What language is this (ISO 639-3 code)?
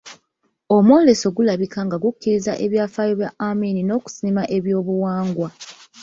lug